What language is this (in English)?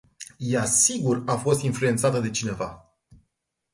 Romanian